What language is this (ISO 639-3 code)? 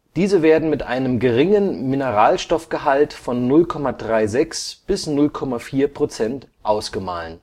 deu